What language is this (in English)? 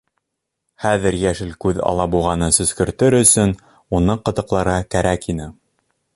Bashkir